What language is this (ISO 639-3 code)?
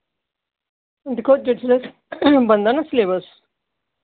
doi